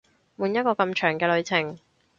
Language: Cantonese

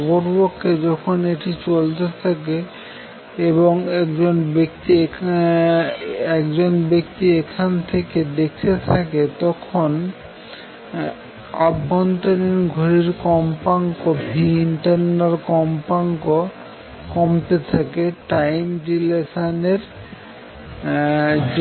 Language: Bangla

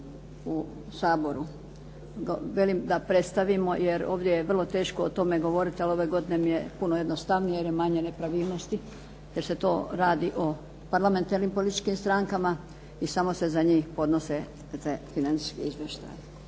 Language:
Croatian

